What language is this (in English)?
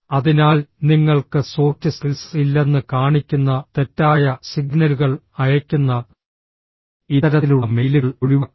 Malayalam